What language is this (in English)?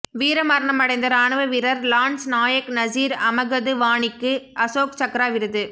Tamil